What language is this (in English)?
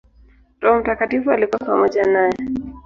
Swahili